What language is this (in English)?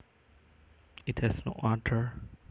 Javanese